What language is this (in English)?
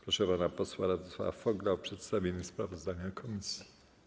Polish